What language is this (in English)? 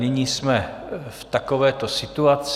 Czech